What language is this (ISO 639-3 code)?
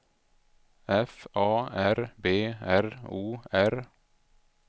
swe